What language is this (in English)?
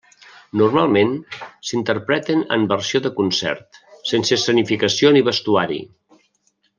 Catalan